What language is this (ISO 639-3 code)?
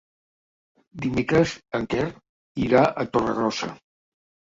cat